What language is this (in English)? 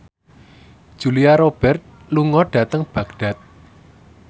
Javanese